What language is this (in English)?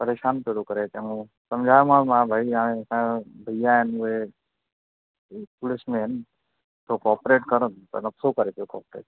Sindhi